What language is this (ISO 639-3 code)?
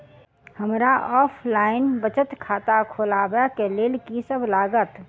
mai